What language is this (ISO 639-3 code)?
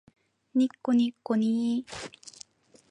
jpn